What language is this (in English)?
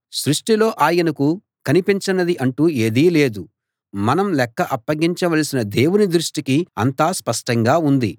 Telugu